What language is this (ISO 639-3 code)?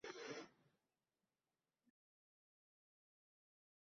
uzb